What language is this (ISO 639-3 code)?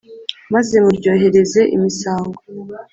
kin